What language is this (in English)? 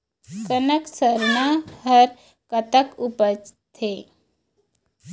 Chhattisgarhi